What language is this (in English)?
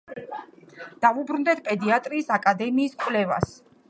Georgian